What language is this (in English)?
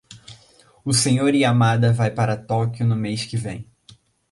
Portuguese